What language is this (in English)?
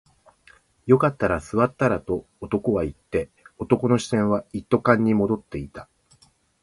Japanese